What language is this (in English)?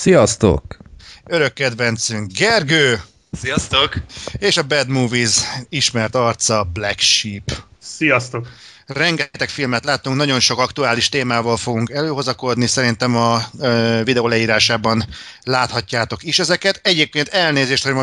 Hungarian